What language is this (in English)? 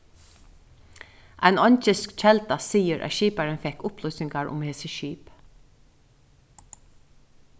Faroese